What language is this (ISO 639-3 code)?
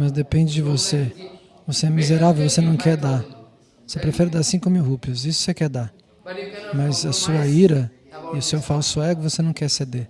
por